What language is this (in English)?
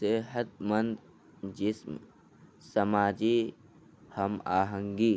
Urdu